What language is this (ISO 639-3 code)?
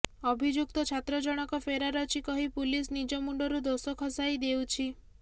ori